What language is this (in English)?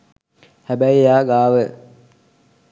Sinhala